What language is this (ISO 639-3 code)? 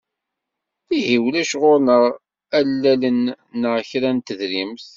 kab